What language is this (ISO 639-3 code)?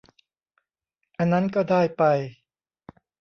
tha